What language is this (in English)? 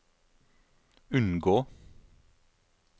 Norwegian